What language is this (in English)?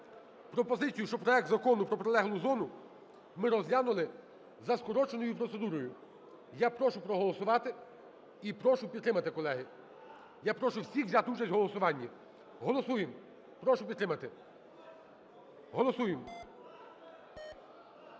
Ukrainian